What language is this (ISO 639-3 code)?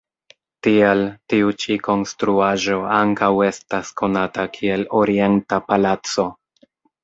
epo